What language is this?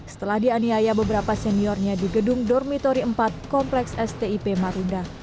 Indonesian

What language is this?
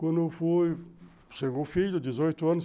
Portuguese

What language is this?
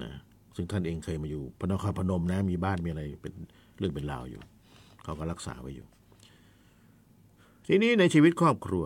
Thai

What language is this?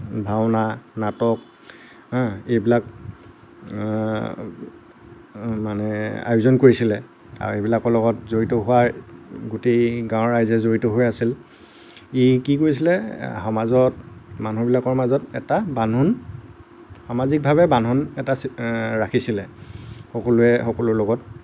Assamese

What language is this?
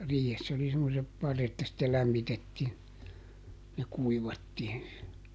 Finnish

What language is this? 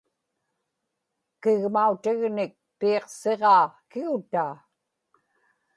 Inupiaq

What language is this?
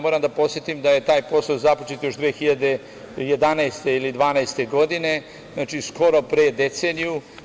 Serbian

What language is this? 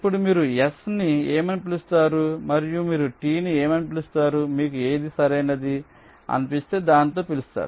Telugu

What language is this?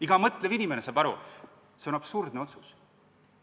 Estonian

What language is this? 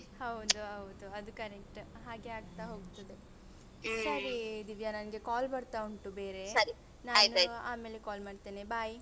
Kannada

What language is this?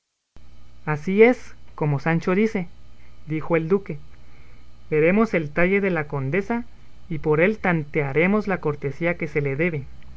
Spanish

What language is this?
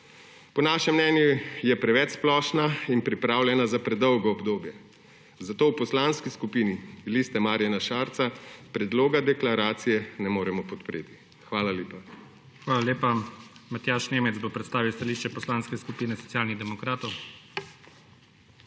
Slovenian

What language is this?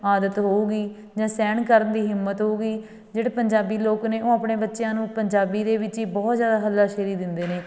Punjabi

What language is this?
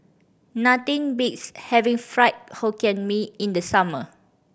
English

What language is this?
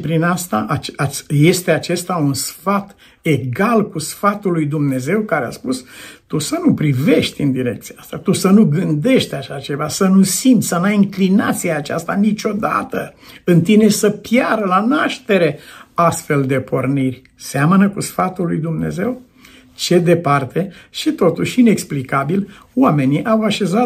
Romanian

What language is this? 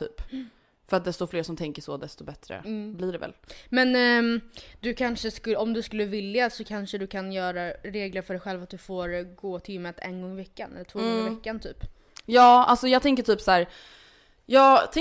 Swedish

